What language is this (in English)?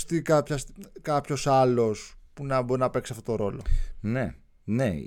Greek